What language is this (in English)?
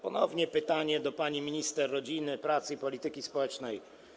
Polish